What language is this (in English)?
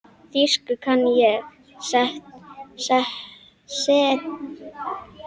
Icelandic